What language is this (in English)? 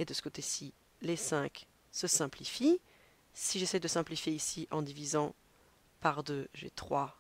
French